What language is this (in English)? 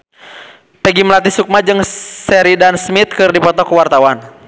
Sundanese